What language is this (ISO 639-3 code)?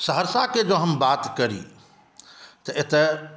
mai